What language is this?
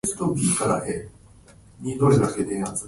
Japanese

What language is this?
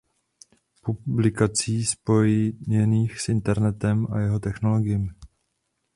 Czech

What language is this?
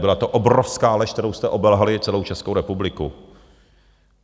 Czech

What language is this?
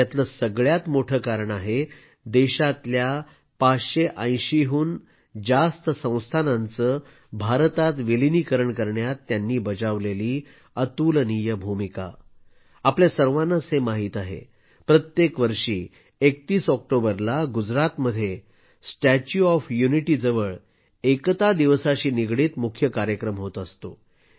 Marathi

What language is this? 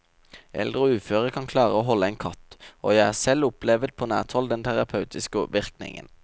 Norwegian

